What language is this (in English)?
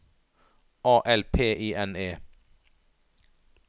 Norwegian